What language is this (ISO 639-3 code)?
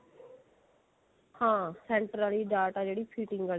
pan